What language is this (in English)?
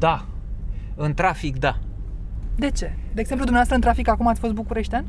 Romanian